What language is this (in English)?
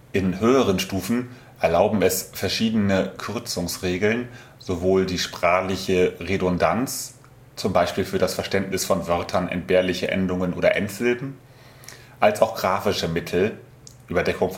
German